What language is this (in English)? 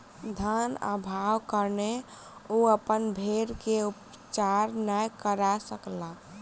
Maithili